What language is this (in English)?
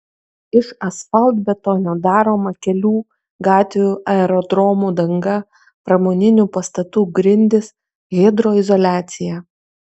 Lithuanian